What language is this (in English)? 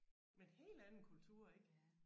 Danish